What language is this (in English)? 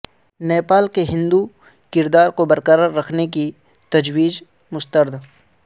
Urdu